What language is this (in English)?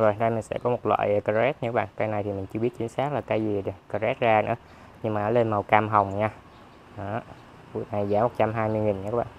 Vietnamese